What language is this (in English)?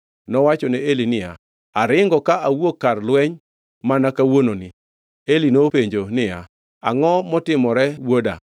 Luo (Kenya and Tanzania)